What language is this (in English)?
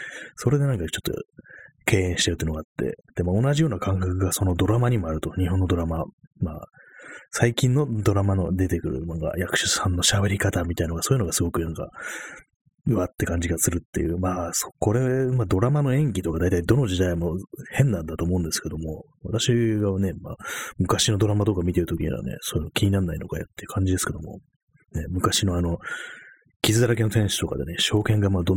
Japanese